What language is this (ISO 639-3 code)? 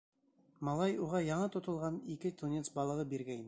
bak